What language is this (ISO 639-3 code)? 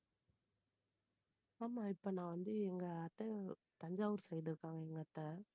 tam